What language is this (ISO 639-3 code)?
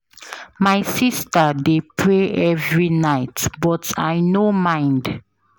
pcm